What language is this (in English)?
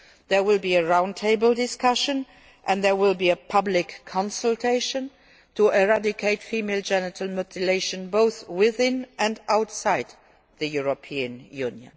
English